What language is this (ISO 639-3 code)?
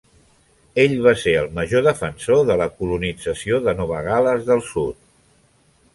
cat